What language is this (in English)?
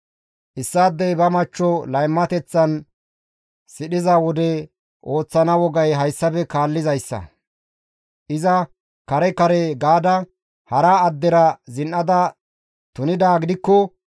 Gamo